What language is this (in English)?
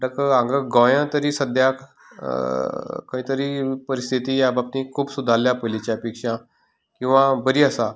Konkani